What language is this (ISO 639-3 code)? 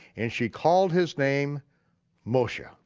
eng